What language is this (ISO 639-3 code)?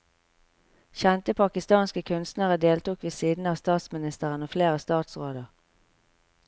nor